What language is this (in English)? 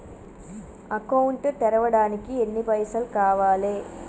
Telugu